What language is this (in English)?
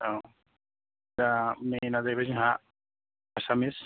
Bodo